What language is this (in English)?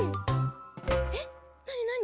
Japanese